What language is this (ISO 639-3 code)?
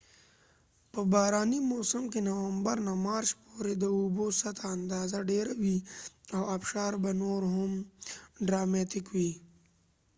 pus